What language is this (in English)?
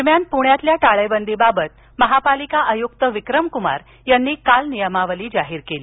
Marathi